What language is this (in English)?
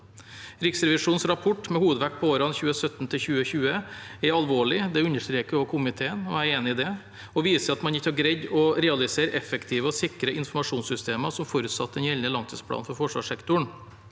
Norwegian